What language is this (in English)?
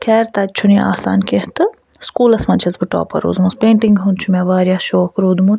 Kashmiri